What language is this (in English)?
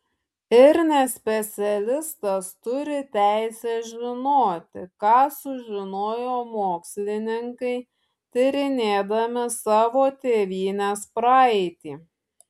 Lithuanian